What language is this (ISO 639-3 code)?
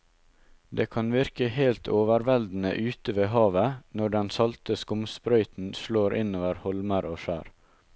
nor